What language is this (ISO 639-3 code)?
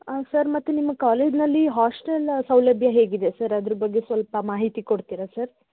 kan